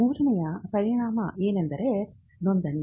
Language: Kannada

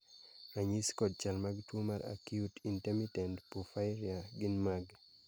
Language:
Luo (Kenya and Tanzania)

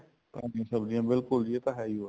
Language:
Punjabi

